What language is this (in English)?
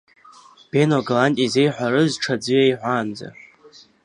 Abkhazian